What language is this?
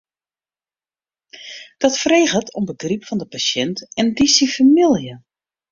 Western Frisian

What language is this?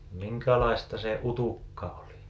Finnish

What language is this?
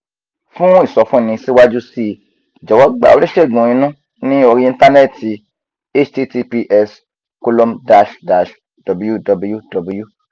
Yoruba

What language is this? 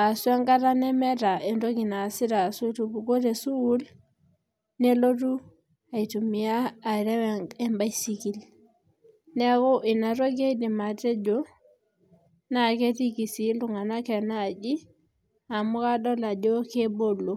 Masai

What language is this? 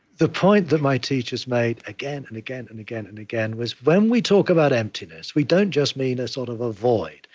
English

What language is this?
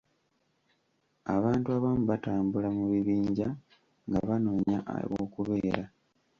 Ganda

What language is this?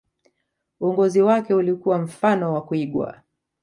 Swahili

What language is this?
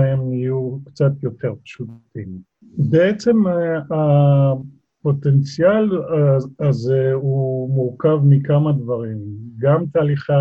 Hebrew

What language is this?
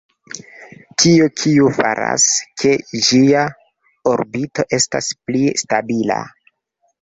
Esperanto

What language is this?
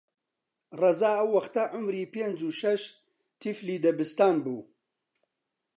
Central Kurdish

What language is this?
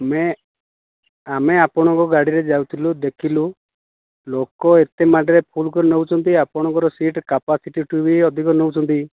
Odia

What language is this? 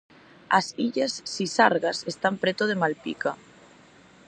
Galician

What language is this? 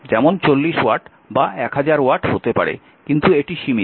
Bangla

